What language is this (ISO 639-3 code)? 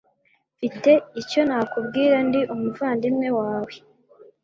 kin